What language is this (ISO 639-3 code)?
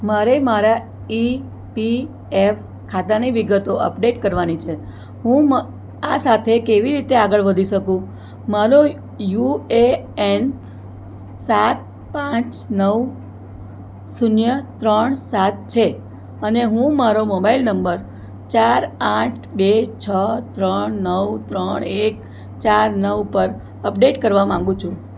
guj